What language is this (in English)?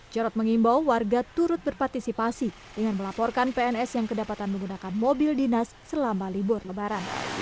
Indonesian